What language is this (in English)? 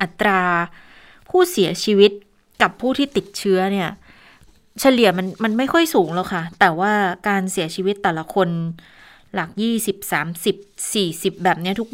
Thai